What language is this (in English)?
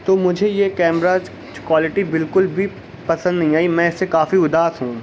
Urdu